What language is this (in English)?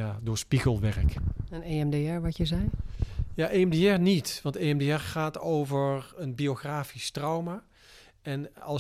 Dutch